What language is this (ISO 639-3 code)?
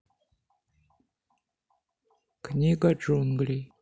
rus